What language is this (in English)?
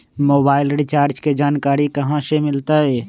Magahi